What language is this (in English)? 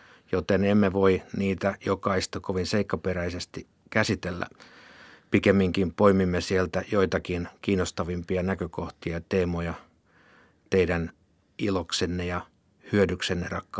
Finnish